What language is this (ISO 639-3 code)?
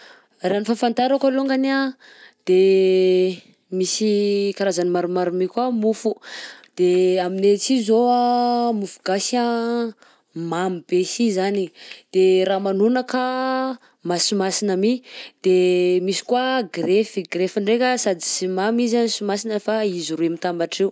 bzc